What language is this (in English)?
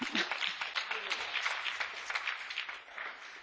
Polish